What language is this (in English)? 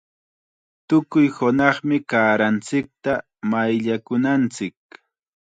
Chiquián Ancash Quechua